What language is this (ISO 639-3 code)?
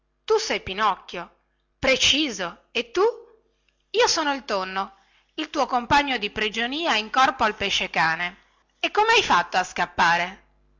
ita